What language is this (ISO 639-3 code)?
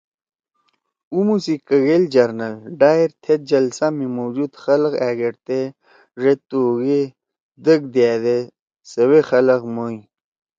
trw